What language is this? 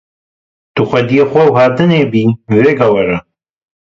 Kurdish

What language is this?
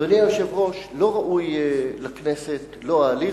Hebrew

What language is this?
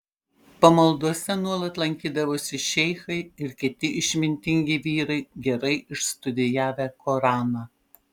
Lithuanian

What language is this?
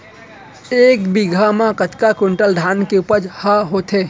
Chhattisgarhi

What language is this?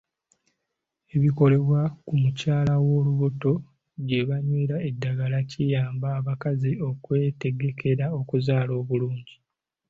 Ganda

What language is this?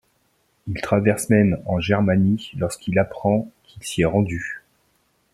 French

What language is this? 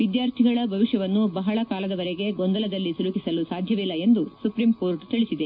Kannada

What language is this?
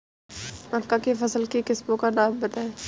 Hindi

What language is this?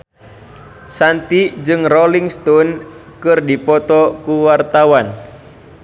Sundanese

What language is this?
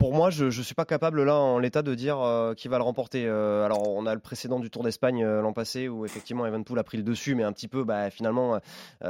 French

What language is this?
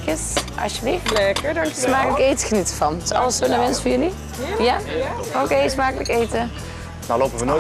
Dutch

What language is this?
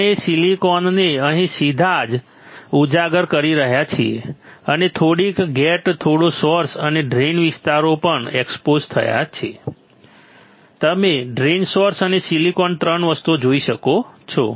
Gujarati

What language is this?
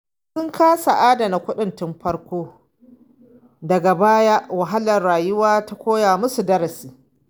Hausa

